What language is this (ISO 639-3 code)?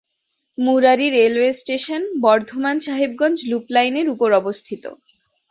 ben